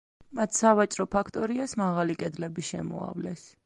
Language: Georgian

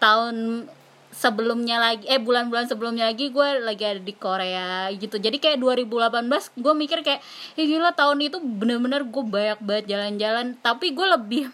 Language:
Indonesian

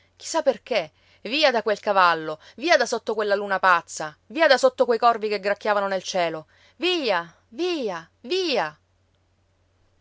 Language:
Italian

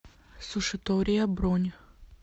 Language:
Russian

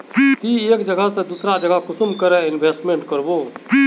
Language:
Magahi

